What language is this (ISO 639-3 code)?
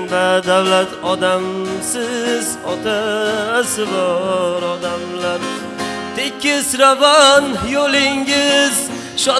tur